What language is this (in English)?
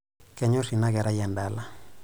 Masai